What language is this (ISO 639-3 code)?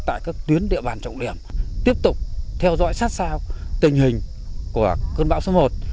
vie